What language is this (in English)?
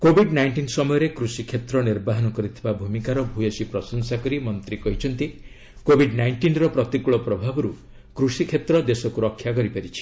Odia